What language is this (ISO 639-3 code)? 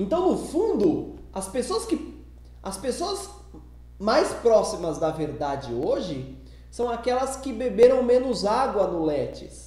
por